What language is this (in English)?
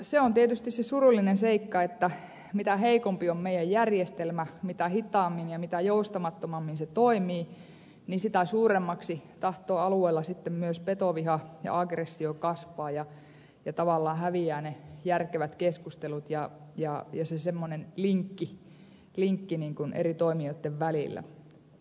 Finnish